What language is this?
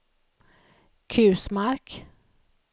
Swedish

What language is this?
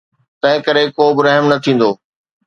Sindhi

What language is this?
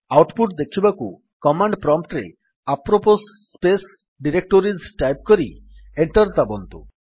Odia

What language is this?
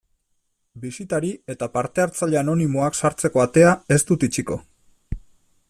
Basque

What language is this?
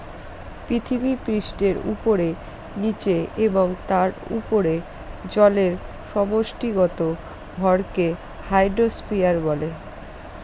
Bangla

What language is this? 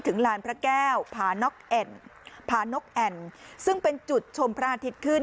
Thai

